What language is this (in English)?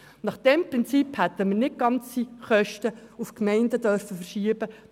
Swiss German